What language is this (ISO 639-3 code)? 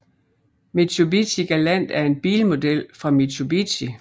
dan